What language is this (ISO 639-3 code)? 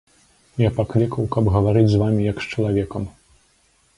bel